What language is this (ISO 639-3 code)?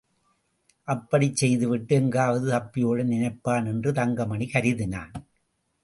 tam